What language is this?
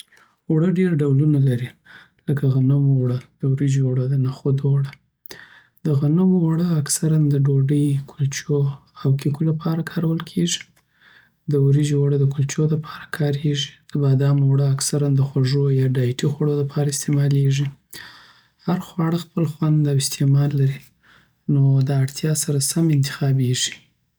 Southern Pashto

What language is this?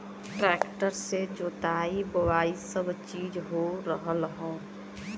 Bhojpuri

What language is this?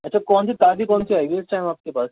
Urdu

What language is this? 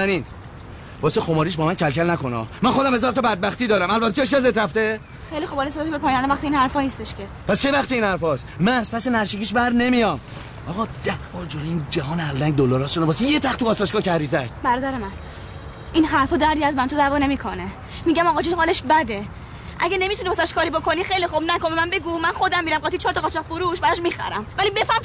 Persian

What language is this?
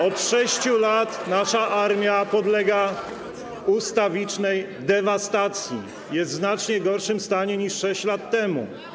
Polish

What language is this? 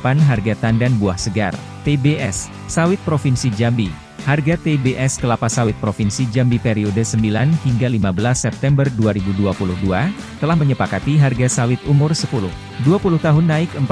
Indonesian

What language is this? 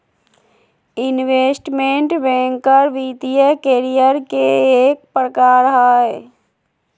Magahi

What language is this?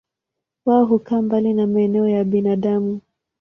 Swahili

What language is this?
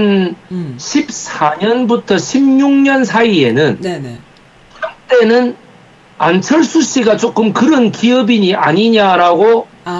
Korean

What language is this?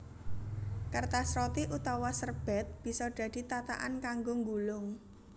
Javanese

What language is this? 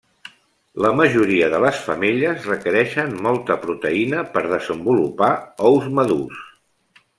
Catalan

